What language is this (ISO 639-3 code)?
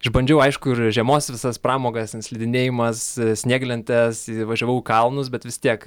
lit